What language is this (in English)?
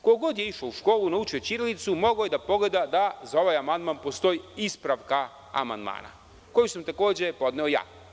Serbian